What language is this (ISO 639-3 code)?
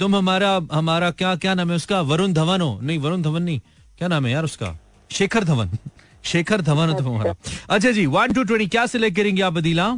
hin